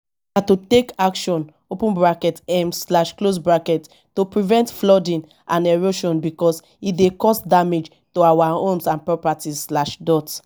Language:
Nigerian Pidgin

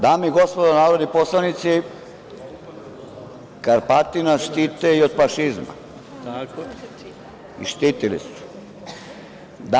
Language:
Serbian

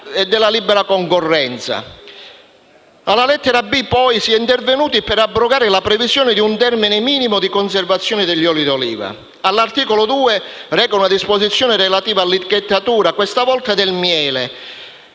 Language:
Italian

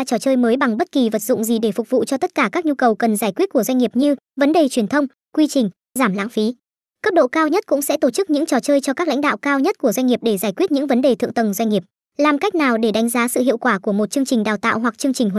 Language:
Vietnamese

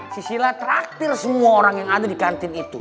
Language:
Indonesian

